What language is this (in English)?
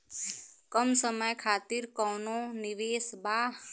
Bhojpuri